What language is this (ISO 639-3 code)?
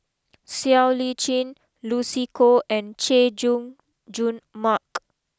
eng